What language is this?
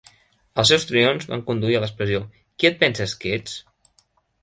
Catalan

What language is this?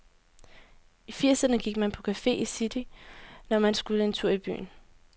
Danish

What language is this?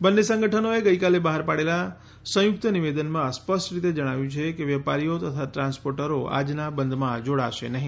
Gujarati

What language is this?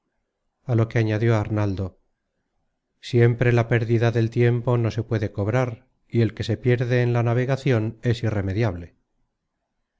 Spanish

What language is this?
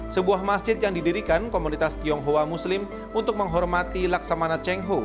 Indonesian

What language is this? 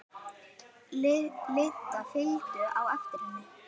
Icelandic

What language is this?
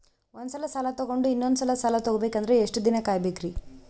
Kannada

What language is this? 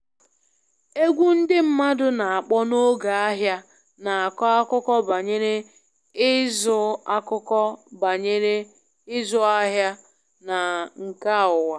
Igbo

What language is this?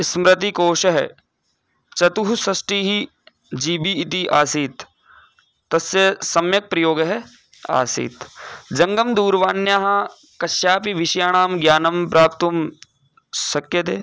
Sanskrit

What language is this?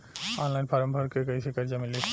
Bhojpuri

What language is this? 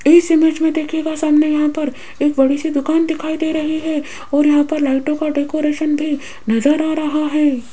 Hindi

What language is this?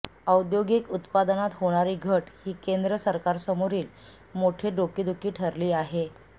Marathi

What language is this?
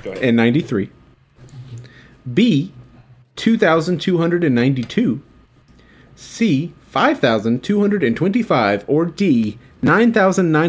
English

